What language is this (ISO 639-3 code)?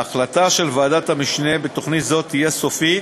heb